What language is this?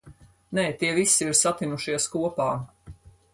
Latvian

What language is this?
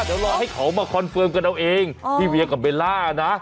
Thai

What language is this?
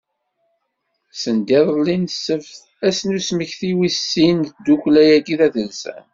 Kabyle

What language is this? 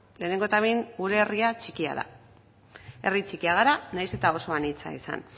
Basque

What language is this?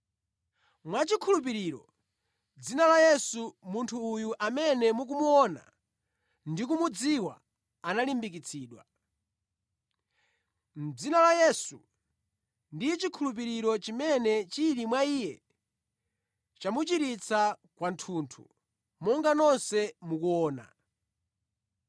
Nyanja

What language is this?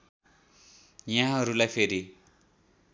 Nepali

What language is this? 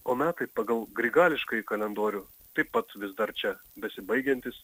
Lithuanian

